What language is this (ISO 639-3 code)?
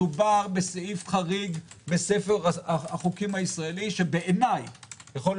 heb